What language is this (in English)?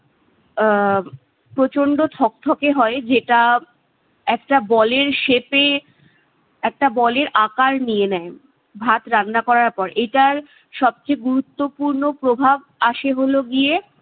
Bangla